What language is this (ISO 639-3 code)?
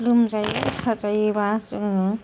brx